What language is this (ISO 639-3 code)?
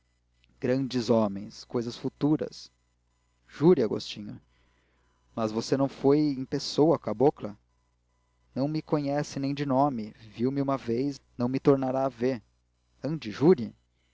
por